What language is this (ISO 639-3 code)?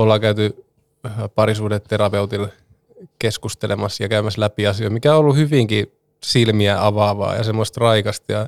fin